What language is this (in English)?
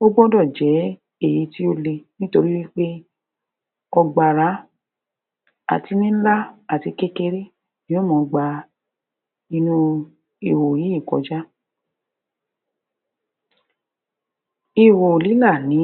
Yoruba